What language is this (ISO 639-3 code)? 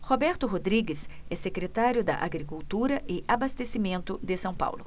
por